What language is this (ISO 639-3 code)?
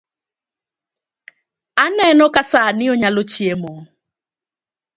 luo